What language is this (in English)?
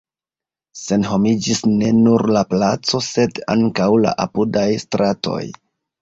Esperanto